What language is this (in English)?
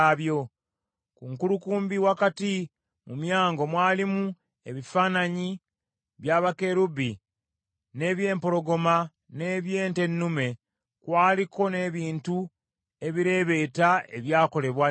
Ganda